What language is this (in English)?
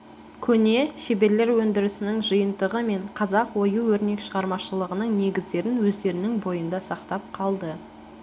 Kazakh